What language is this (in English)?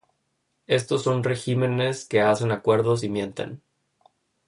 Spanish